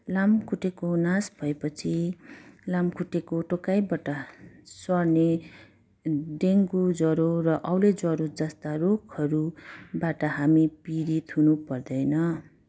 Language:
Nepali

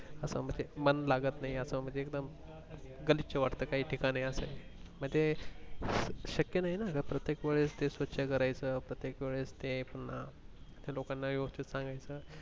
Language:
Marathi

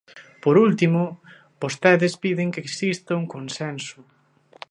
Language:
Galician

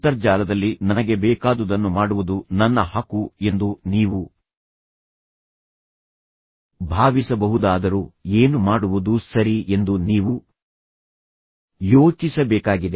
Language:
Kannada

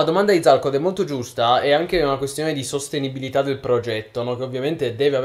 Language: Italian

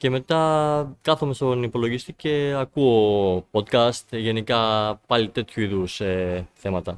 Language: Greek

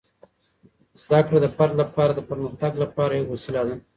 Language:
Pashto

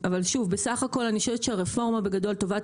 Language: Hebrew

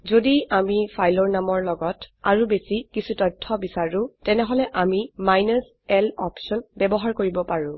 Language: Assamese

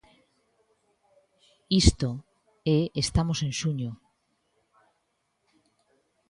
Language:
Galician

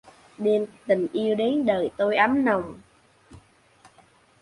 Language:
Vietnamese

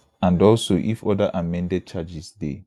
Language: Nigerian Pidgin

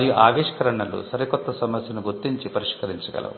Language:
Telugu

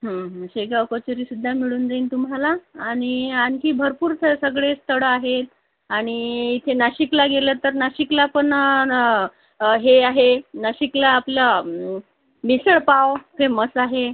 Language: Marathi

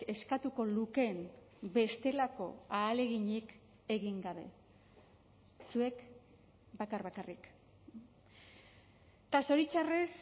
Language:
Basque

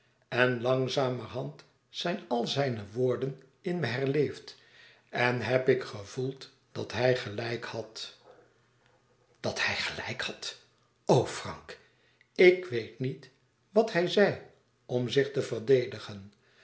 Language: Dutch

